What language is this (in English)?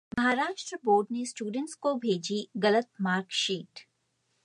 Hindi